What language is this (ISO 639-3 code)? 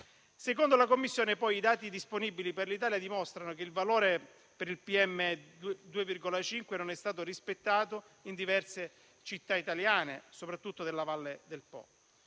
ita